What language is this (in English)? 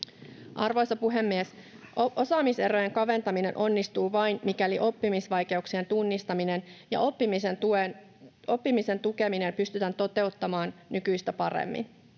Finnish